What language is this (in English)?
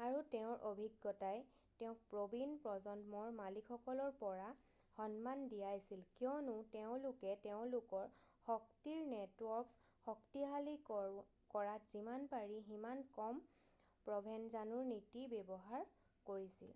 Assamese